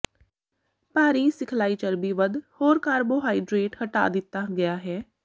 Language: Punjabi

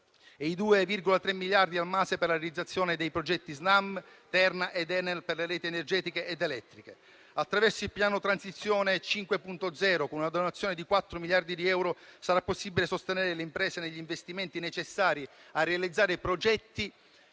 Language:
Italian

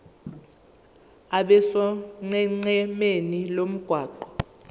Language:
Zulu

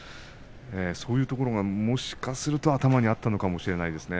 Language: Japanese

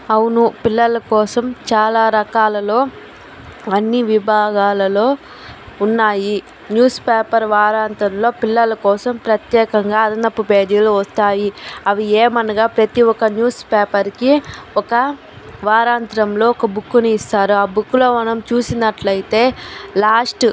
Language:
Telugu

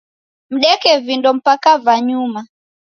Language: Taita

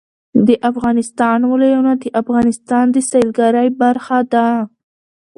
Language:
Pashto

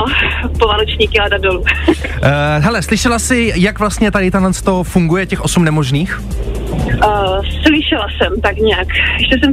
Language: Czech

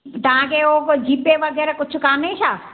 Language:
Sindhi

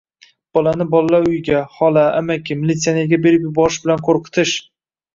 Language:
Uzbek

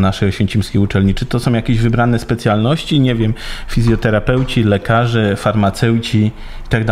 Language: Polish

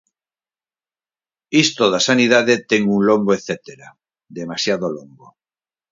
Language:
Galician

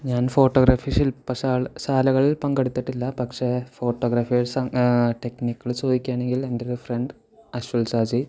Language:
Malayalam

